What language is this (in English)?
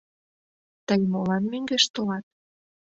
Mari